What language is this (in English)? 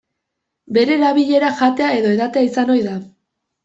Basque